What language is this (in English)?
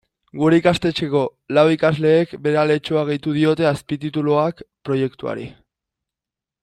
Basque